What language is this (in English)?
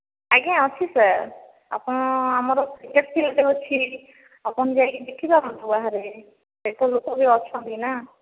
Odia